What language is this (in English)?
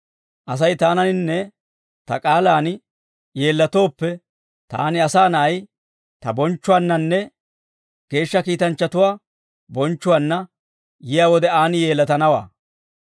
Dawro